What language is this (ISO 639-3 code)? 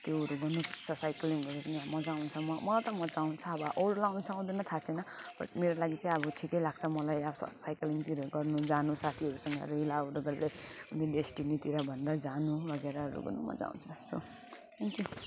nep